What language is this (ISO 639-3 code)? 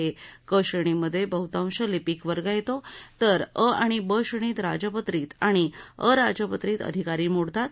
mar